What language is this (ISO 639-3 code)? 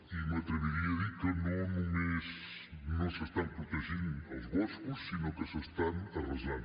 cat